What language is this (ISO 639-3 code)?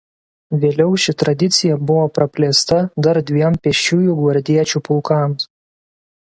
lit